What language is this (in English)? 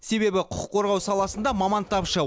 Kazakh